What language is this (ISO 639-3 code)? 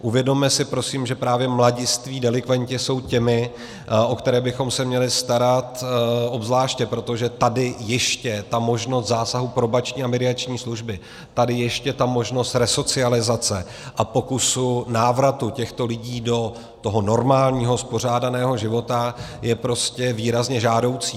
ces